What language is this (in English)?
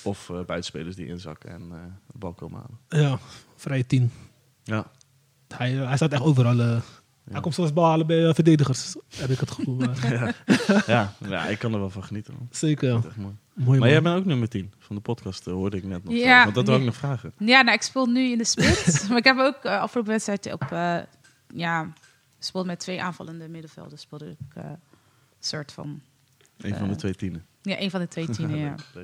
Dutch